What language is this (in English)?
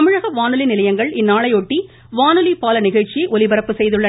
Tamil